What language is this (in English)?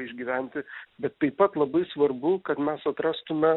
Lithuanian